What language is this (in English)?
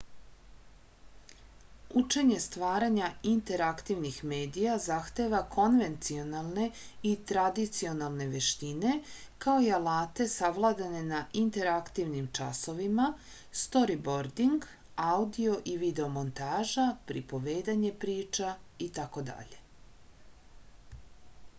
Serbian